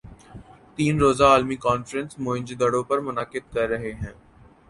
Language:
Urdu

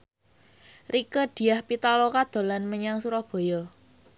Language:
Javanese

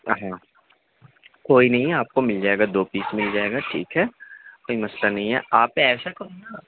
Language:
Urdu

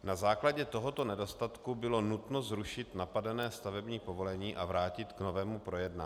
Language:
Czech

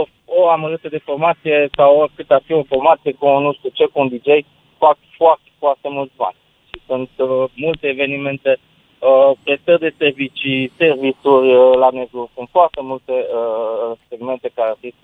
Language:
Romanian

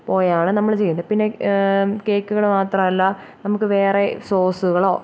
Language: Malayalam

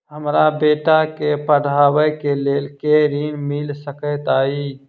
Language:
Maithili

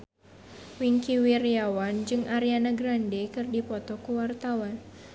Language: Sundanese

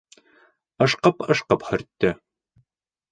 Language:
Bashkir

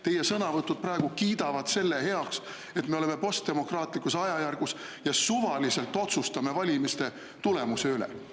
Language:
Estonian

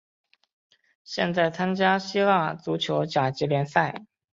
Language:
Chinese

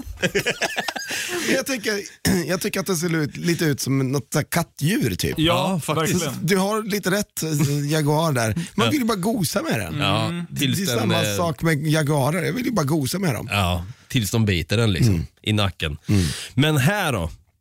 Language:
Swedish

